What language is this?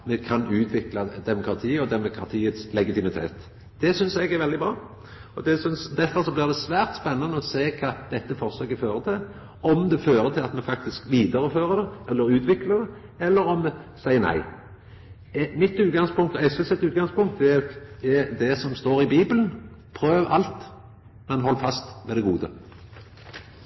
Norwegian Nynorsk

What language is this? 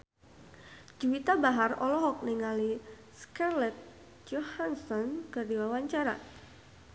Sundanese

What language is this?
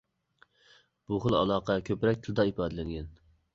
Uyghur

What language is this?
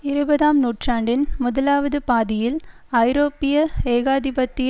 Tamil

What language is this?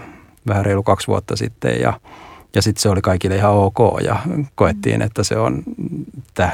Finnish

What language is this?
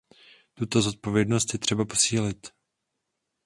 Czech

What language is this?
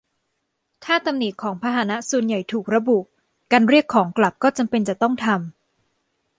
Thai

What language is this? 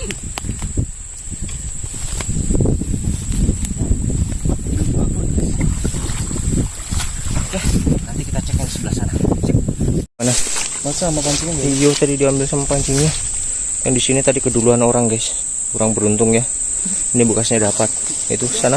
Indonesian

